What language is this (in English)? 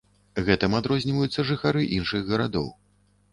Belarusian